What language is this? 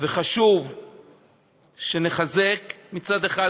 Hebrew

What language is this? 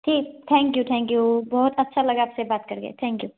Assamese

